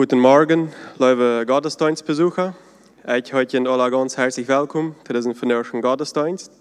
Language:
German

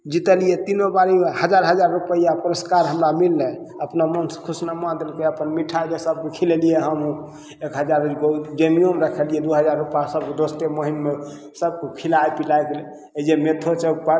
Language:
Maithili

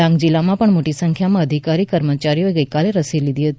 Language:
Gujarati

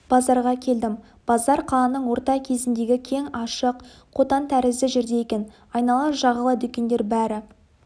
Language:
Kazakh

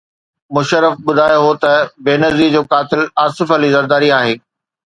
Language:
Sindhi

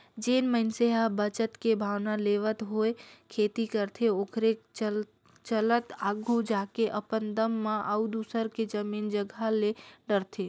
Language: Chhattisgarhi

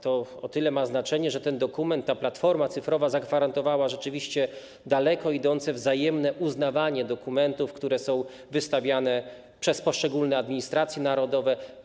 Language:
Polish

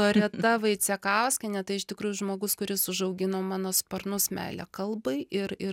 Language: Lithuanian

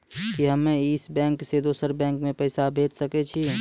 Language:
Maithili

